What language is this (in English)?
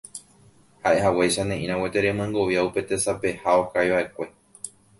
Guarani